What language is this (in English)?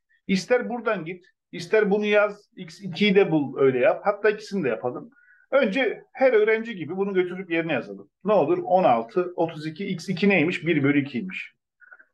Turkish